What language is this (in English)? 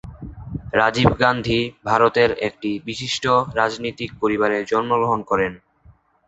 Bangla